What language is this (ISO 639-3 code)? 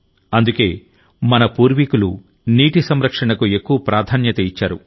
tel